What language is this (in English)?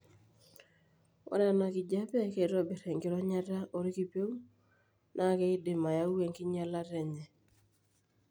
Masai